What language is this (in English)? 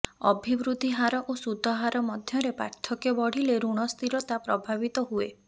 Odia